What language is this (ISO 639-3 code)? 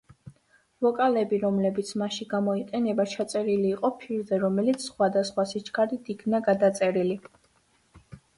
kat